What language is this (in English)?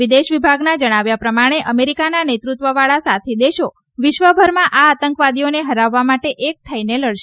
Gujarati